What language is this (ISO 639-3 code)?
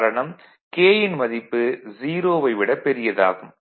tam